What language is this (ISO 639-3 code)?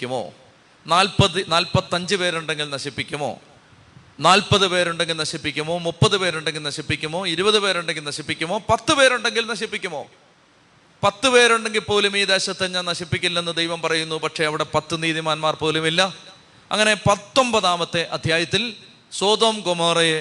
mal